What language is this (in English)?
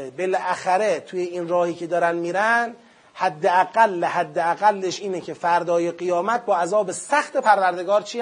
Persian